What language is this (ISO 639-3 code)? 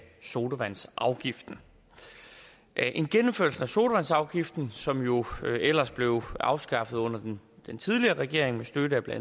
dan